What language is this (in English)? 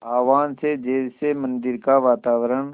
Hindi